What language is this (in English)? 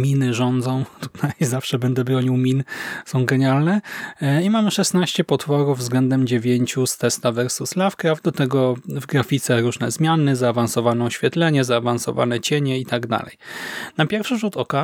Polish